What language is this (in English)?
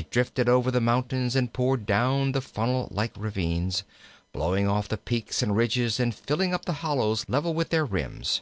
English